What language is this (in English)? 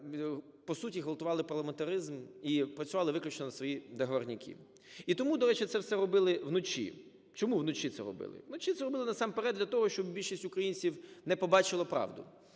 Ukrainian